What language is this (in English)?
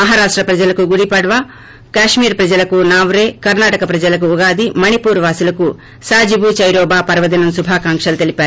Telugu